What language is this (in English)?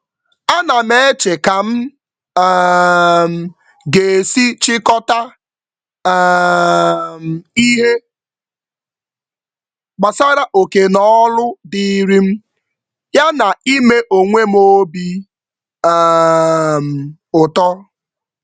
Igbo